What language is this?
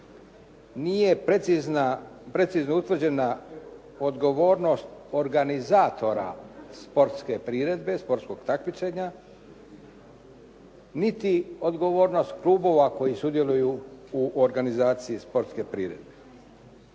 Croatian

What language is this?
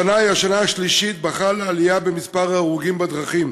Hebrew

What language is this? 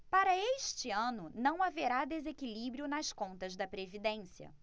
Portuguese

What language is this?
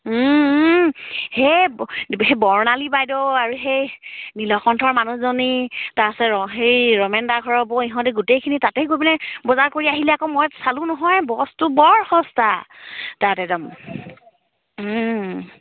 Assamese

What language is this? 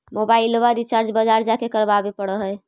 Magahi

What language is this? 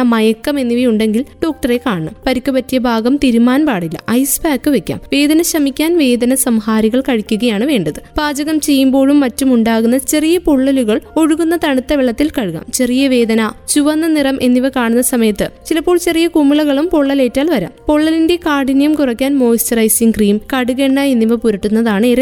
Malayalam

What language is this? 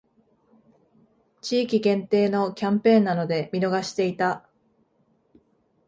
Japanese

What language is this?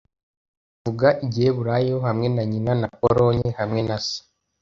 Kinyarwanda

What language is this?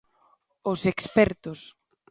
Galician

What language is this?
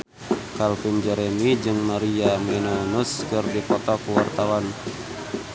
Sundanese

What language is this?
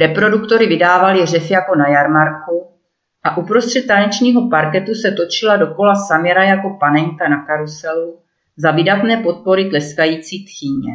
Czech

